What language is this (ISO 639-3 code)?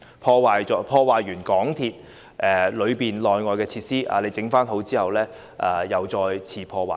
yue